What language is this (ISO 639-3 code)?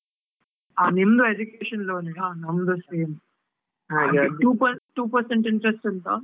kan